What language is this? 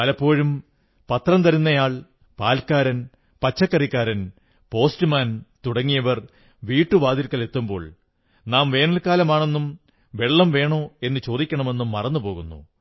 Malayalam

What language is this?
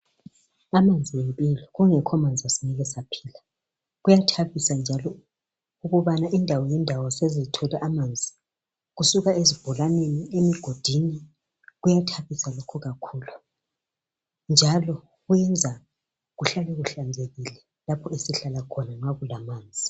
North Ndebele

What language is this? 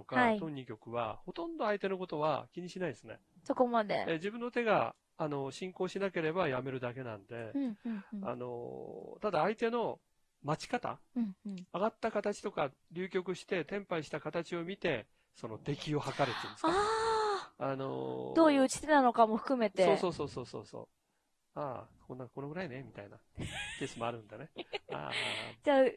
Japanese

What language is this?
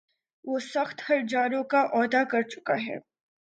Urdu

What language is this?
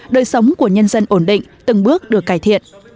Vietnamese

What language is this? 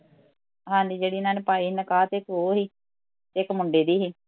Punjabi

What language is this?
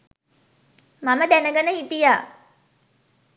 Sinhala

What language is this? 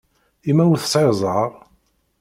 Kabyle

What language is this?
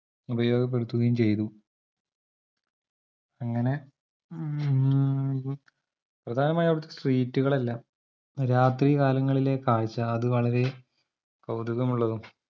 Malayalam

